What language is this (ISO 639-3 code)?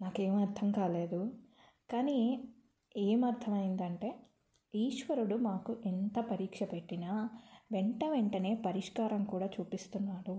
tel